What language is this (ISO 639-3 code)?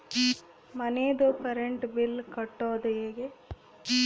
kan